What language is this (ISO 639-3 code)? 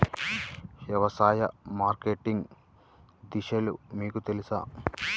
tel